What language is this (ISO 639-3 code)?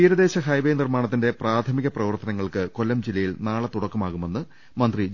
mal